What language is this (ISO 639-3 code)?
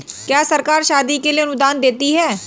hin